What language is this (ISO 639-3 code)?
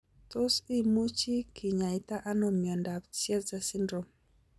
kln